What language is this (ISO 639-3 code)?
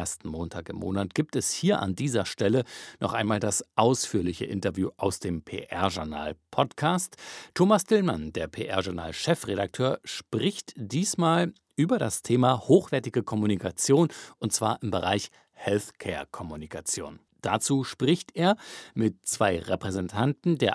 deu